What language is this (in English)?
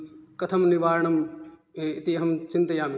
Sanskrit